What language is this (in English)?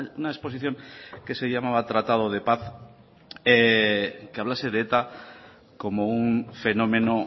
Spanish